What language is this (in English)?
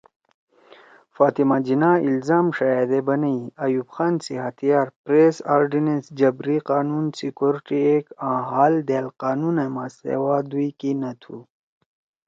Torwali